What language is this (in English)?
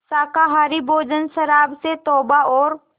Hindi